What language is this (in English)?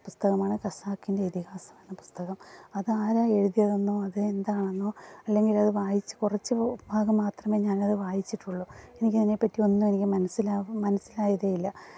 Malayalam